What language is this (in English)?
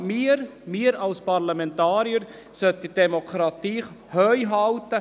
Swiss German